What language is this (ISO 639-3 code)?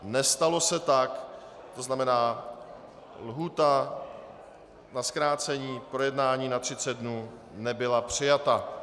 ces